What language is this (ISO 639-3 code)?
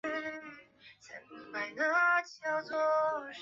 zho